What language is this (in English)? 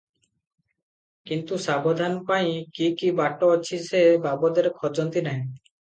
Odia